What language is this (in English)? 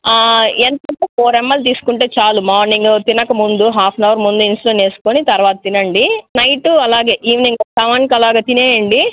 Telugu